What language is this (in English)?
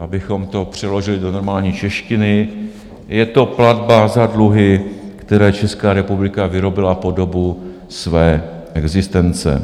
Czech